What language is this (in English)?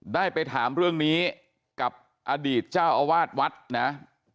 Thai